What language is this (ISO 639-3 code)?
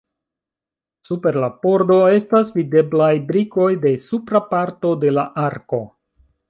epo